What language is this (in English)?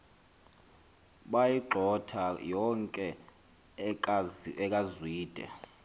Xhosa